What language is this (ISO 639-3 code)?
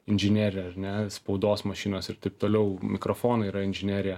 lit